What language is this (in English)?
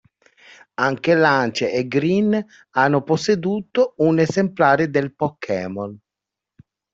Italian